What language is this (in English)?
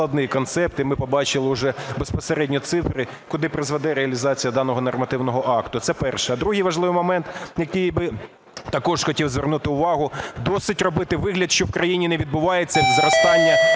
Ukrainian